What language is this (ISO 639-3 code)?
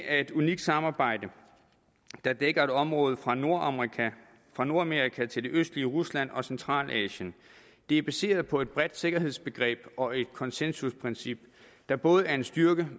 dan